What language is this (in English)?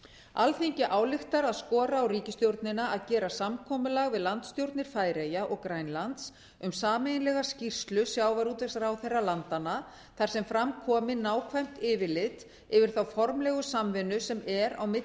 Icelandic